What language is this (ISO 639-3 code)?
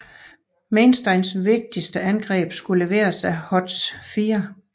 dan